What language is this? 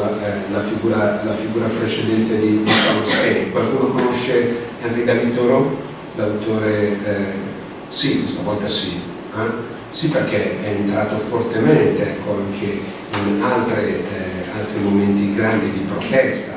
Italian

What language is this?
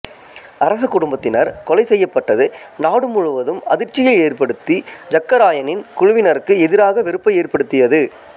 Tamil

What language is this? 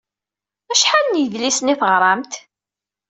Kabyle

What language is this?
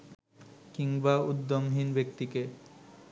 Bangla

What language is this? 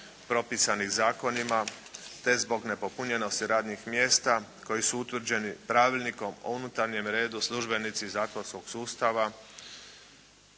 Croatian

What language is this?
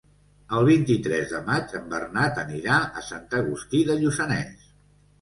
Catalan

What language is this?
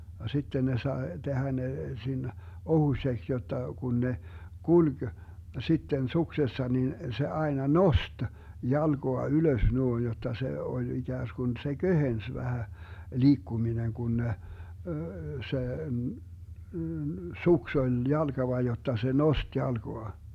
Finnish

